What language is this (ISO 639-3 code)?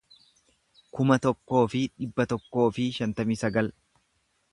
orm